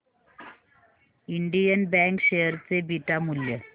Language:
Marathi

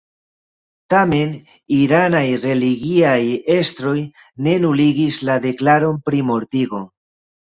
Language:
Esperanto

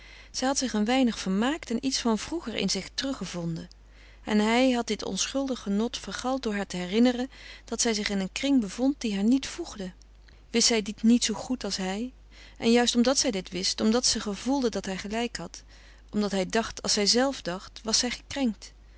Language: Dutch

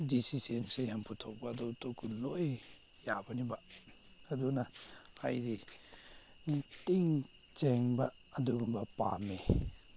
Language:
Manipuri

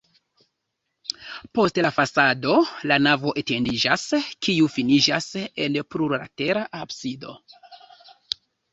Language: Esperanto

